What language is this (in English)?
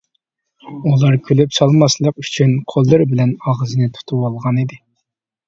Uyghur